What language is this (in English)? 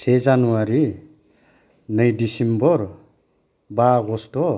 Bodo